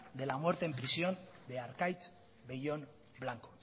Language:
Spanish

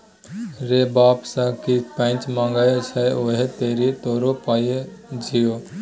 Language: Maithili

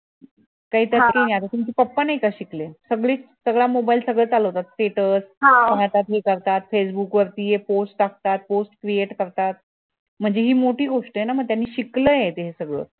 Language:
Marathi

